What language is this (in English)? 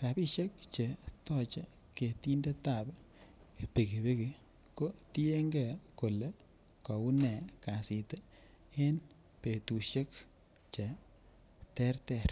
Kalenjin